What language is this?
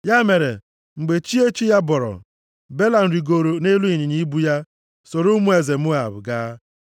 Igbo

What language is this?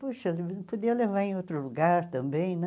Portuguese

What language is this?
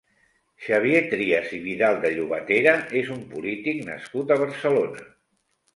Catalan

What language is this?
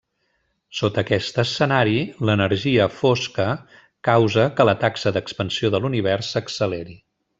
Catalan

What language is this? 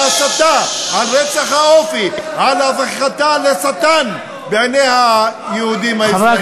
Hebrew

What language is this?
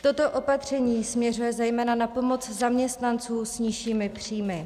Czech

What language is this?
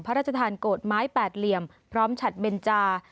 Thai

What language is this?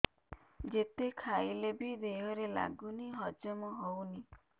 Odia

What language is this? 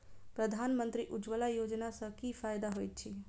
Maithili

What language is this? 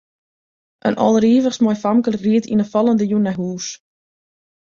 Western Frisian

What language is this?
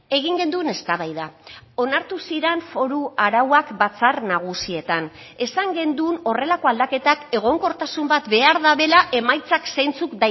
Basque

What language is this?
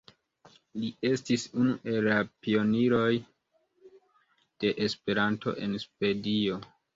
Esperanto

